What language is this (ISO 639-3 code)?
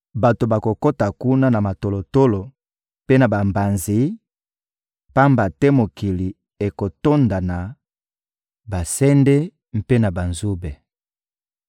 lin